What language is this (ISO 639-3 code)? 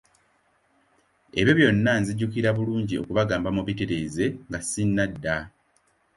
lug